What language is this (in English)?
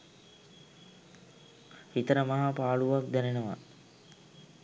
Sinhala